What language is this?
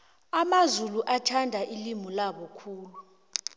South Ndebele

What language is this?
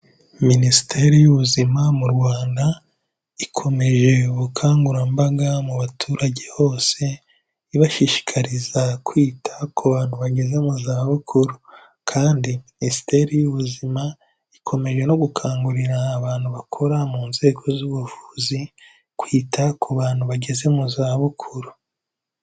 Kinyarwanda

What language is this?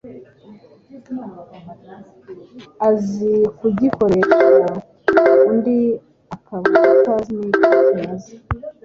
Kinyarwanda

